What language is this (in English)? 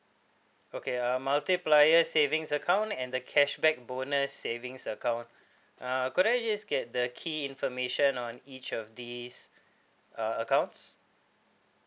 English